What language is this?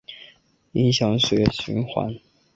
Chinese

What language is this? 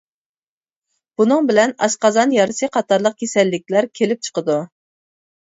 Uyghur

